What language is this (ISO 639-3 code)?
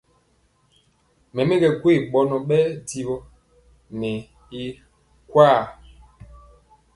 mcx